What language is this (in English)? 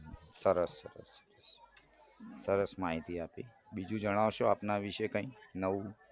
Gujarati